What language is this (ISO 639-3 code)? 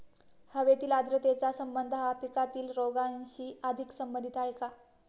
mar